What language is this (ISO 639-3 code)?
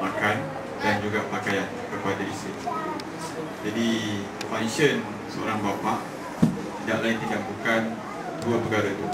msa